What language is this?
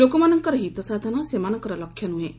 Odia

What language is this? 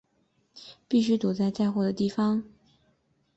Chinese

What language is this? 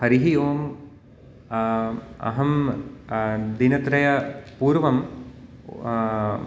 Sanskrit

